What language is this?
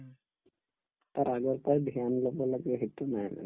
Assamese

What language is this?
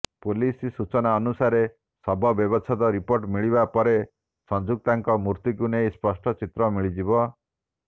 Odia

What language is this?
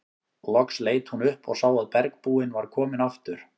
Icelandic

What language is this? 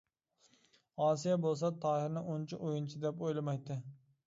Uyghur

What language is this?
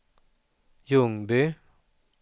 Swedish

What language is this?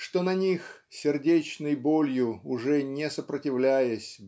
Russian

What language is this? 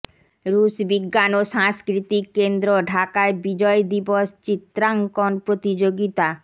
Bangla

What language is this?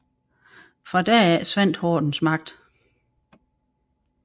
Danish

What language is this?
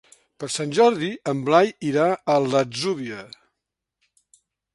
Catalan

